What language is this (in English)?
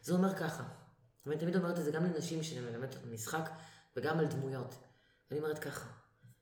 Hebrew